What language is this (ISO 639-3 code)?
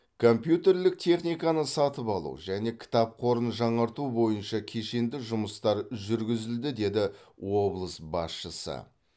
kaz